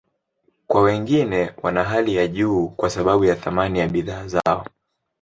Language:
Swahili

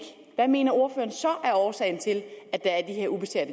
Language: Danish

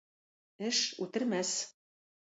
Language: Tatar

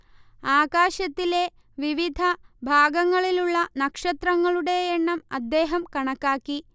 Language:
Malayalam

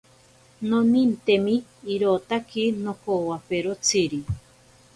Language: Ashéninka Perené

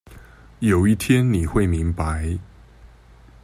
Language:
Chinese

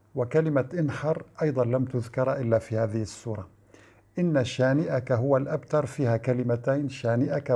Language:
Arabic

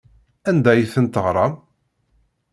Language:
Kabyle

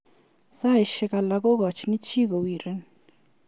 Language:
Kalenjin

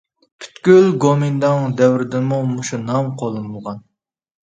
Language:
Uyghur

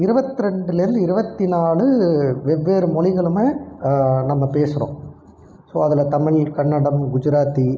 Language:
Tamil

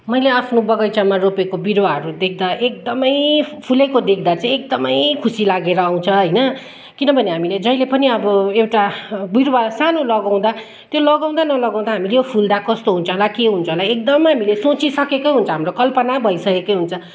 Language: Nepali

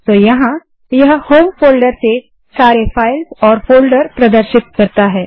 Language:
Hindi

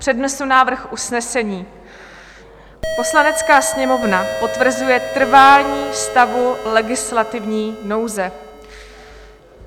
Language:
Czech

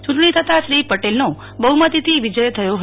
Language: Gujarati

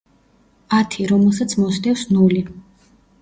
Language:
Georgian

